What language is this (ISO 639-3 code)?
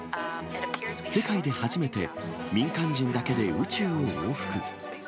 jpn